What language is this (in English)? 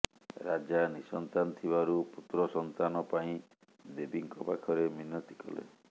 Odia